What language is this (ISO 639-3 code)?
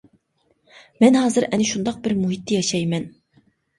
uig